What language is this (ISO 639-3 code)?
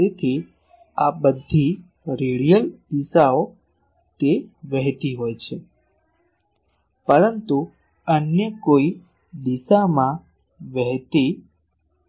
guj